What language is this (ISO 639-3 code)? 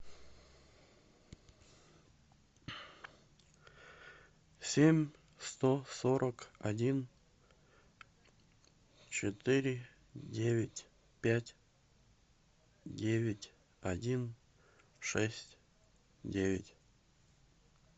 rus